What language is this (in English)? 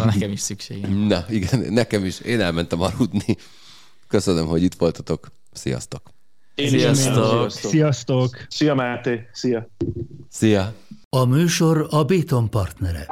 Hungarian